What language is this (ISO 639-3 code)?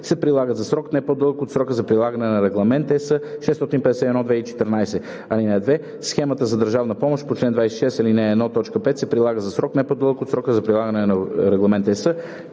bul